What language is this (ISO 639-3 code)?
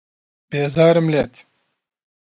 ckb